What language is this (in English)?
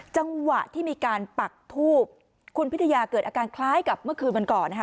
Thai